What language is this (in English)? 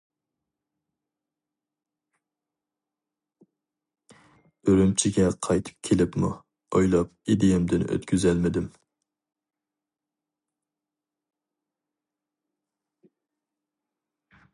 Uyghur